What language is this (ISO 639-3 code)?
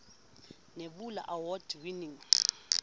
sot